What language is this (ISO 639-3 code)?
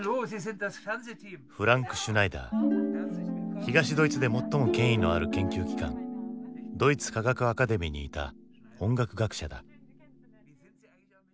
jpn